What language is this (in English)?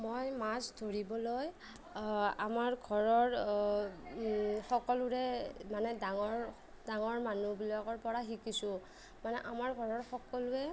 Assamese